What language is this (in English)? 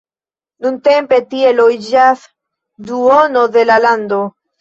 Esperanto